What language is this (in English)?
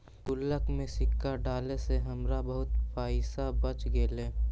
Magahi